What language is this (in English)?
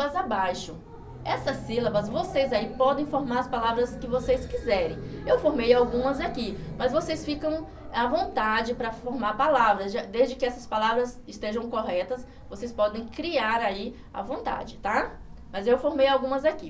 Portuguese